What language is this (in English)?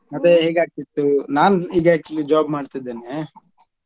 Kannada